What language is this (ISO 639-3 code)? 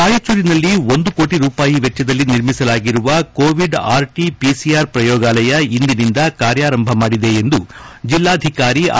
kan